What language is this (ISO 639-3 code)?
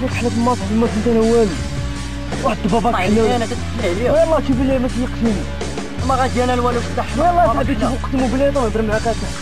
ara